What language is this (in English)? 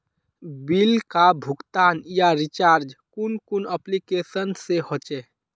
Magahi